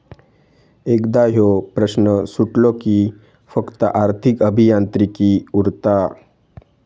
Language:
Marathi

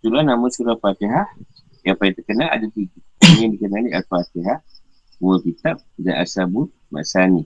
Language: Malay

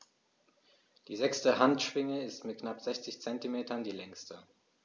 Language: German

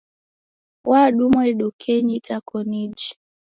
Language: Taita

